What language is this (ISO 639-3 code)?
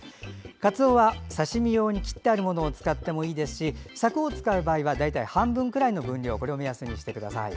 jpn